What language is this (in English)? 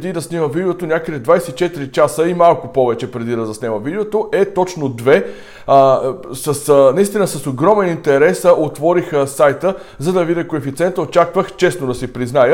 Bulgarian